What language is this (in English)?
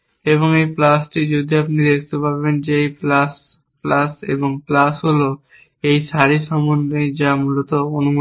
Bangla